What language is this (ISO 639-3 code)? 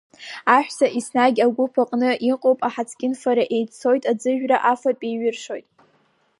abk